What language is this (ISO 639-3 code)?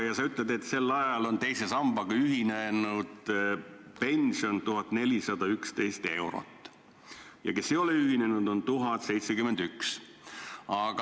est